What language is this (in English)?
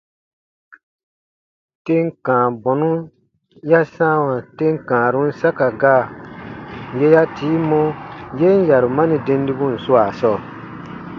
Baatonum